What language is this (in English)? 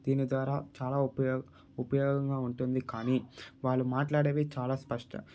Telugu